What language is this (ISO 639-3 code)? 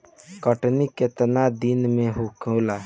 bho